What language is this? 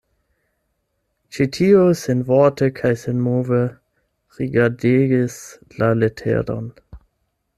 Esperanto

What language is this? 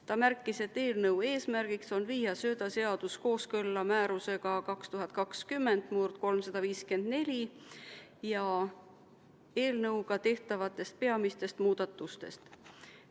Estonian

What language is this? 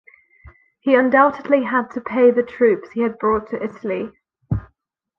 English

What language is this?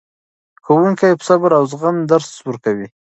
Pashto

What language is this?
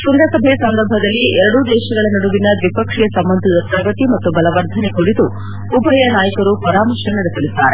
Kannada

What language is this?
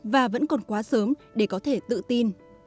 Vietnamese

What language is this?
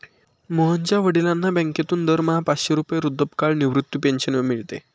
Marathi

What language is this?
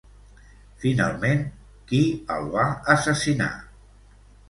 Catalan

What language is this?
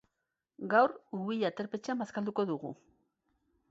Basque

